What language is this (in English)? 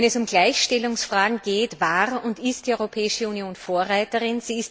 German